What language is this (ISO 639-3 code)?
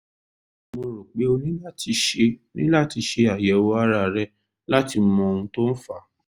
yor